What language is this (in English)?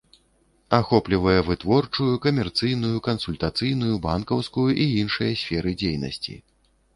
Belarusian